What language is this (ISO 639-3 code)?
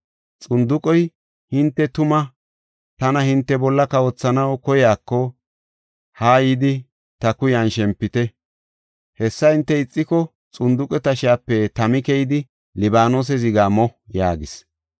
gof